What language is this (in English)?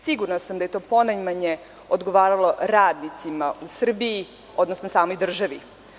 Serbian